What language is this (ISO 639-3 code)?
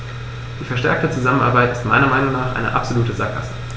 deu